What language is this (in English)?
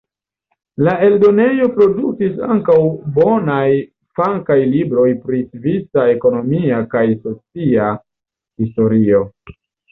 Esperanto